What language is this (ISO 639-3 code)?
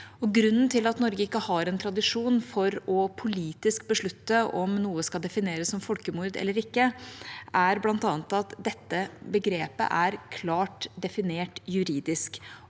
nor